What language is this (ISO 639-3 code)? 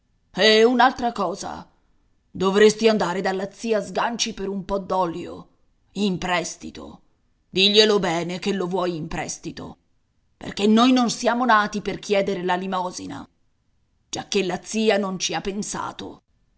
ita